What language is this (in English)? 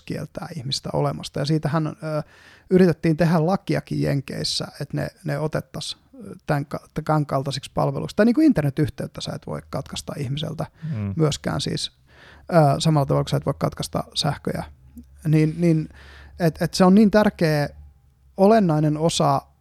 Finnish